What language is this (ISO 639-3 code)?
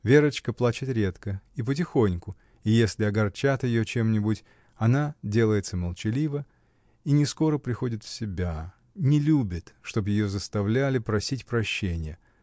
rus